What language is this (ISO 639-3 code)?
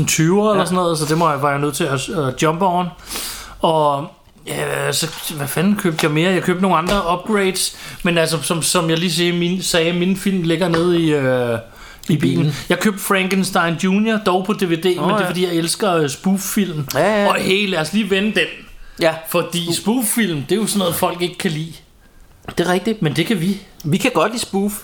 dan